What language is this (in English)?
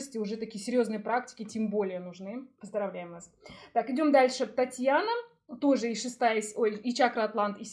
Russian